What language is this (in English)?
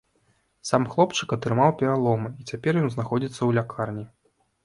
Belarusian